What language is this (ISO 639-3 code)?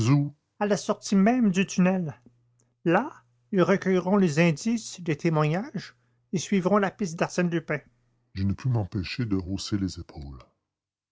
fra